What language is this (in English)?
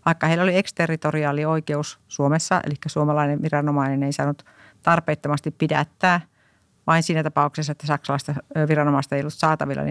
Finnish